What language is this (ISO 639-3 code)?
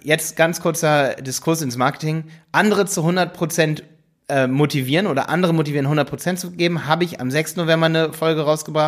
deu